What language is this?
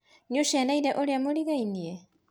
Kikuyu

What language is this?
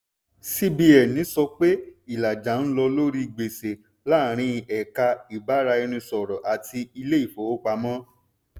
Yoruba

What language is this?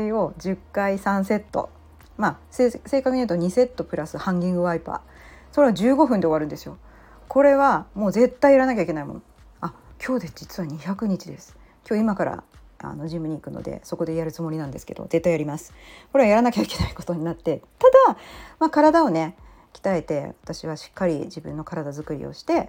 Japanese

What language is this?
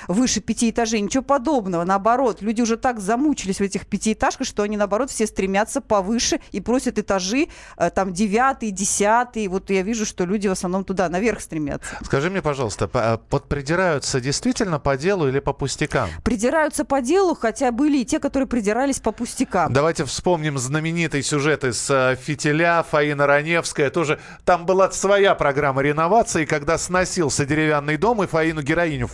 Russian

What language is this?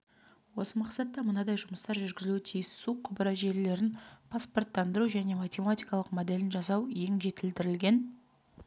Kazakh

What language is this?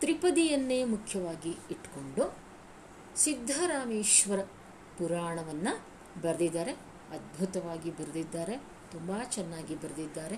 Kannada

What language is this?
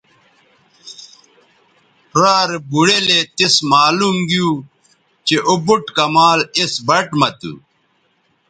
Bateri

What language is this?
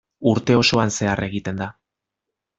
Basque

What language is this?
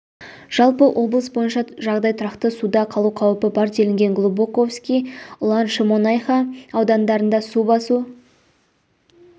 Kazakh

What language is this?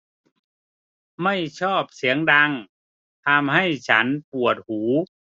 Thai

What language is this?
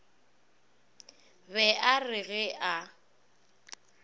Northern Sotho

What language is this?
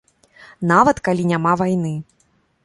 Belarusian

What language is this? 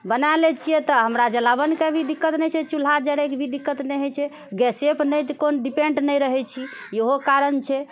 Maithili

